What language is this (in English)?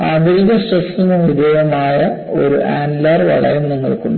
Malayalam